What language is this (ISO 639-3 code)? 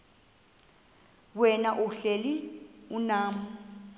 xho